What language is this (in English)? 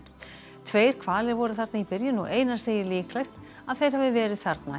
Icelandic